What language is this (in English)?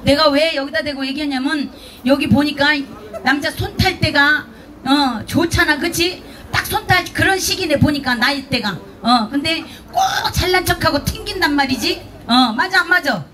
Korean